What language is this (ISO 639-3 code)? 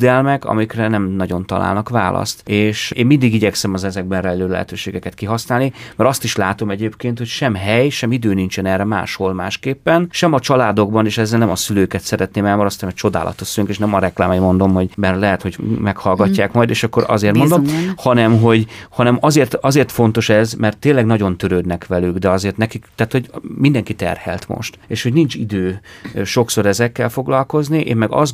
hun